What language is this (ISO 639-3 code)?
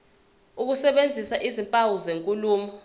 zul